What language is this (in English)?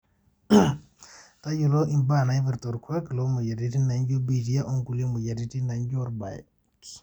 Masai